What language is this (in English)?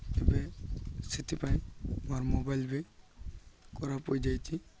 Odia